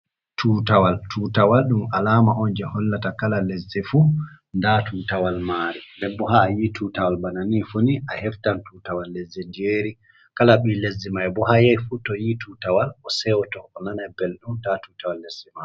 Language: Fula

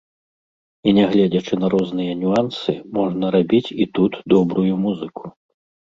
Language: Belarusian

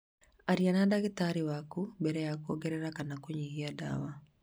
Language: Kikuyu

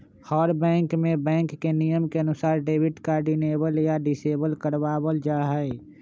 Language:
Magahi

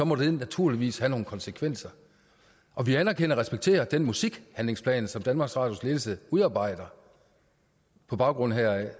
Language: Danish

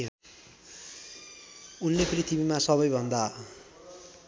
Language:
Nepali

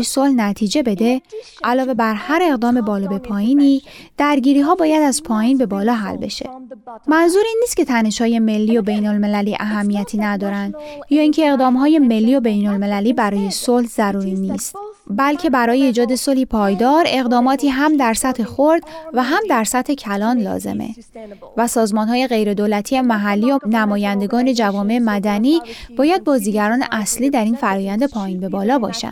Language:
Persian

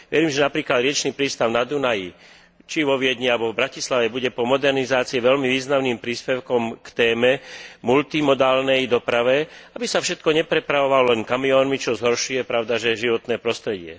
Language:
Slovak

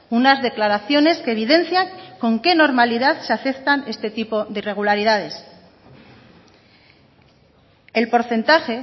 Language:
Spanish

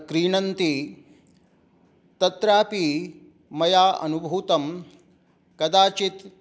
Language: Sanskrit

